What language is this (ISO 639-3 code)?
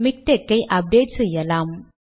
tam